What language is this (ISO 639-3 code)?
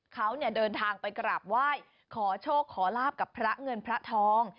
tha